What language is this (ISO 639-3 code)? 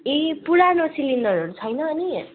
nep